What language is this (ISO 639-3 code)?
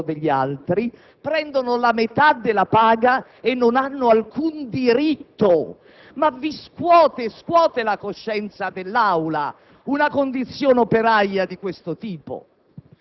ita